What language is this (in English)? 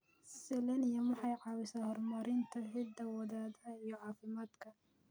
Somali